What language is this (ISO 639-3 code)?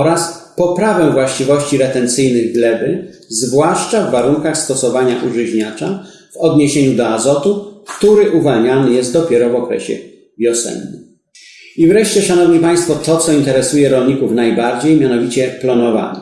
pol